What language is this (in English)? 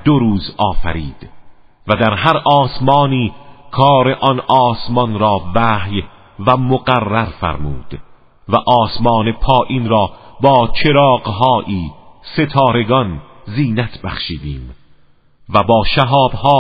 Persian